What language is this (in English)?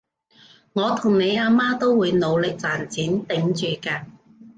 Cantonese